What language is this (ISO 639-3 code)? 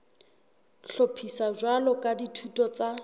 sot